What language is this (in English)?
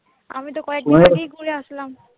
Bangla